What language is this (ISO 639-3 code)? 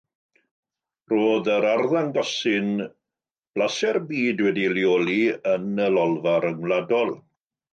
cym